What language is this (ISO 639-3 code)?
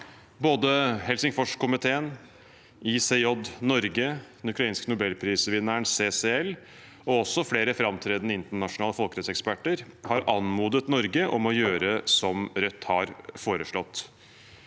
nor